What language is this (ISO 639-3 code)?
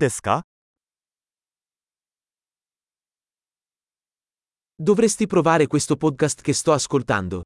ita